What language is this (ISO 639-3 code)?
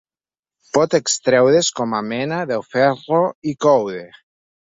cat